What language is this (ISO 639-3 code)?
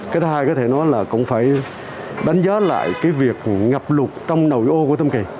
vie